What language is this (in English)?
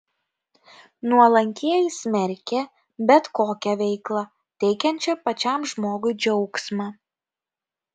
Lithuanian